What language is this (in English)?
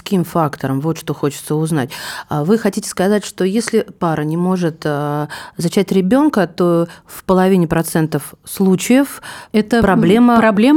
Russian